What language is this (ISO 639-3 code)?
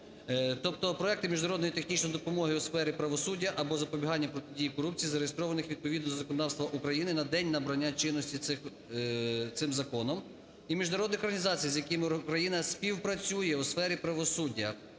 ukr